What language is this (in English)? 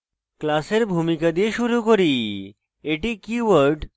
Bangla